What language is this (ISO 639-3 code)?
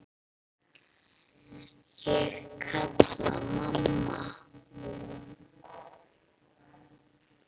isl